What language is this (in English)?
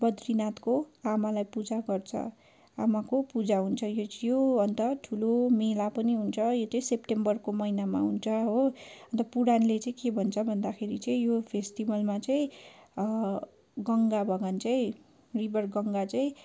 Nepali